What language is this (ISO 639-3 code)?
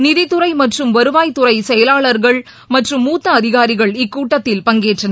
tam